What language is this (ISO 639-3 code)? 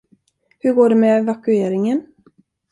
swe